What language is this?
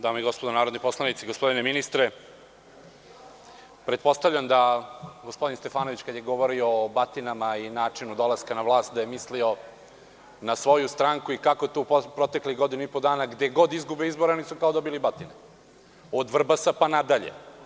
Serbian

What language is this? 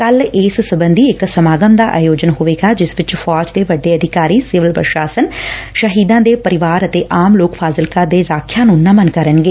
Punjabi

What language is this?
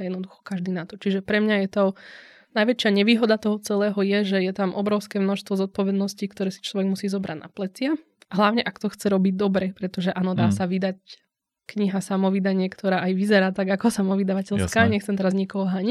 Slovak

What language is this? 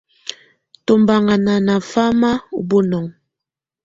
Tunen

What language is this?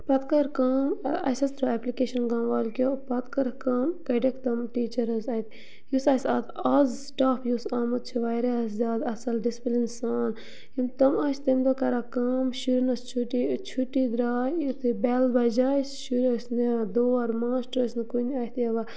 Kashmiri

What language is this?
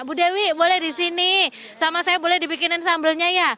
Indonesian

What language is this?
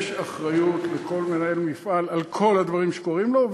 Hebrew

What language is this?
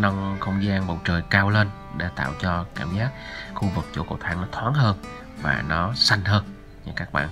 Vietnamese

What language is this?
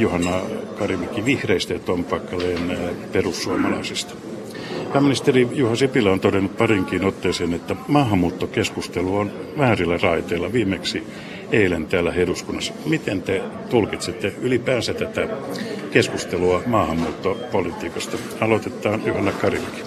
Finnish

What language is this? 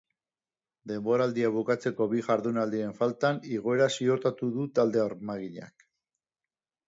Basque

